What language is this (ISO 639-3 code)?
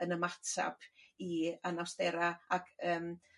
cym